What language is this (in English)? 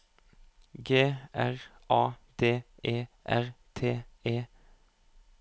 Norwegian